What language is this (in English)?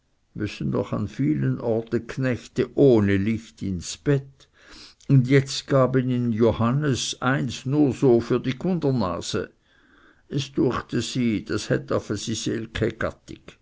German